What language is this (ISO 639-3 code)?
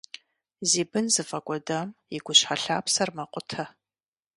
kbd